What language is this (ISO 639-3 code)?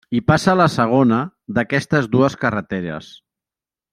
cat